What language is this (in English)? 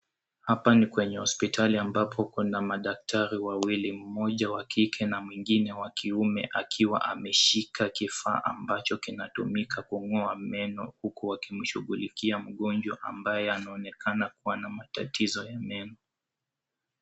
Swahili